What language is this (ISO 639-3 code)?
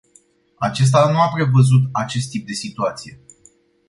ron